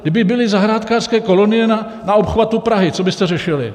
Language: Czech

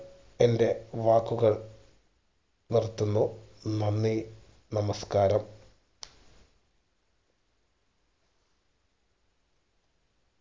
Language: Malayalam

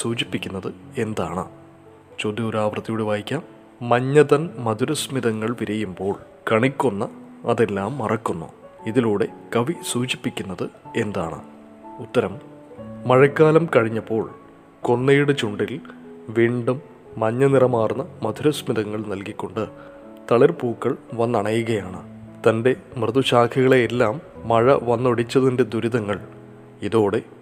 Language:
Malayalam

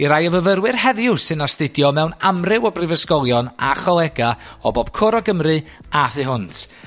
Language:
Welsh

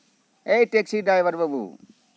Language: Santali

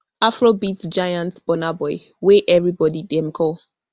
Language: Nigerian Pidgin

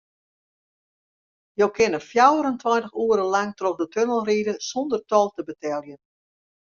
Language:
Western Frisian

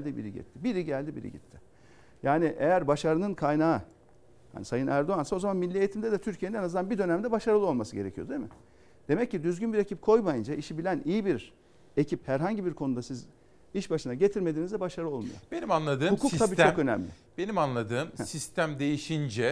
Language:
Turkish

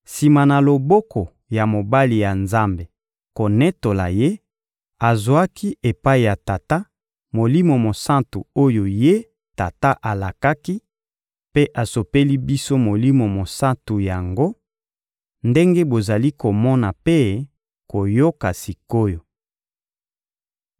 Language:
Lingala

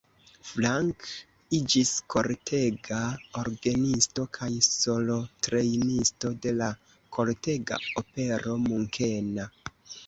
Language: Esperanto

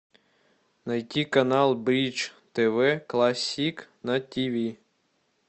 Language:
Russian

